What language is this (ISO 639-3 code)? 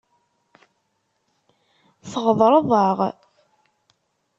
kab